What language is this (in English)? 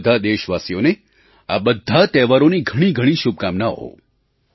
Gujarati